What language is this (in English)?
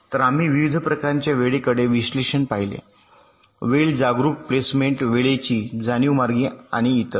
Marathi